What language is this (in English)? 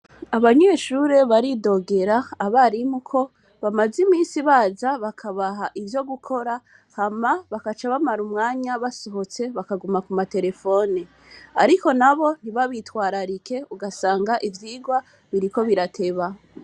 Rundi